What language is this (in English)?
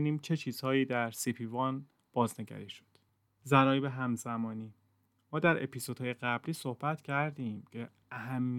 Persian